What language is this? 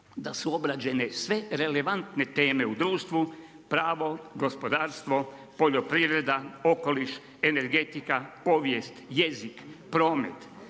Croatian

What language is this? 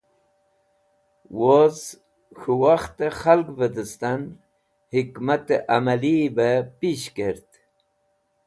Wakhi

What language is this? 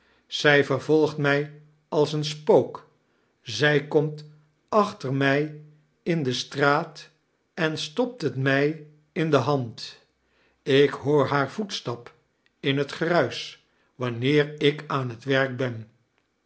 Dutch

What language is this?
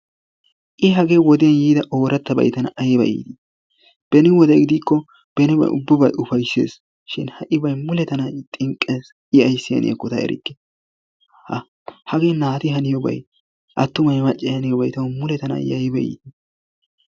Wolaytta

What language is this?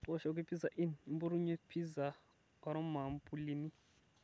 Masai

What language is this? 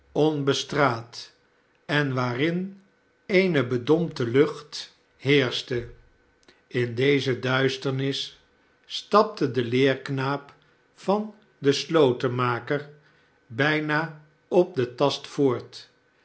Dutch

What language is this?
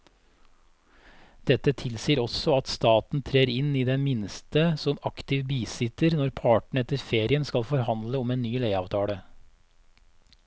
Norwegian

